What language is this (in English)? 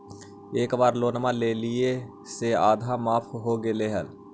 Magahi